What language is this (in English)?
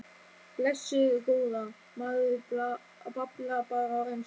Icelandic